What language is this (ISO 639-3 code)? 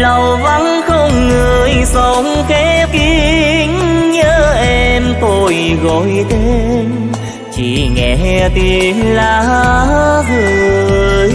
vie